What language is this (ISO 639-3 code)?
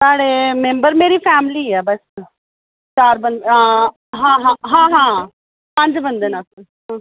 doi